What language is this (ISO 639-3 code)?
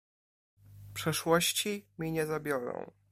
pol